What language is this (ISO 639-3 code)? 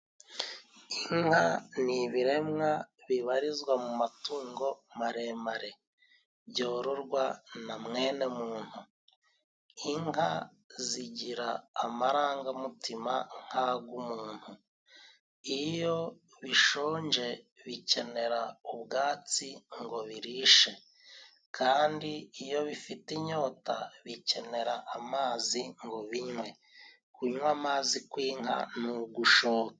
kin